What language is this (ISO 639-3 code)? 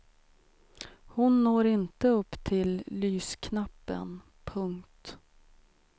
swe